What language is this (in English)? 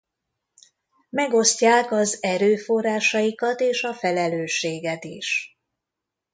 Hungarian